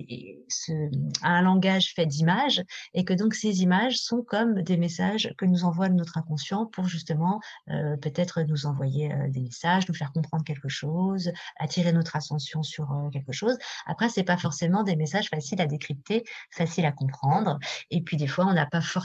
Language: French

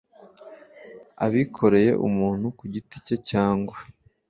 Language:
Kinyarwanda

